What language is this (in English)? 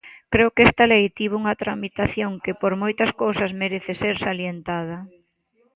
Galician